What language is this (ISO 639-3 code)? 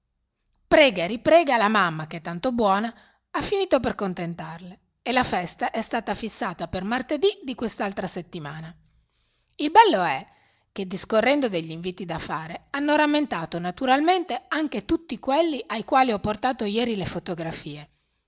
ita